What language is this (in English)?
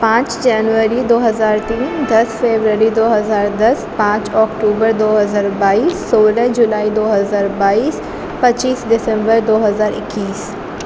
Urdu